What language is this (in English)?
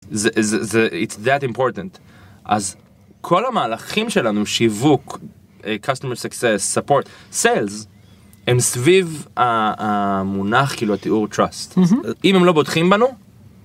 Hebrew